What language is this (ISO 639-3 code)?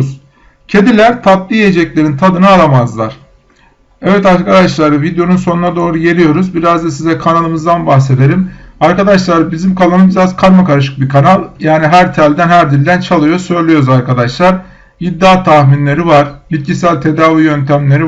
tur